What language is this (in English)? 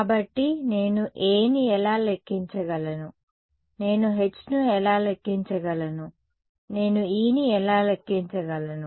Telugu